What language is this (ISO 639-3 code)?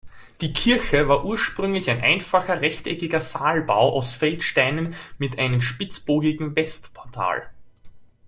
deu